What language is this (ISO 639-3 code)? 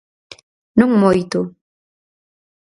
glg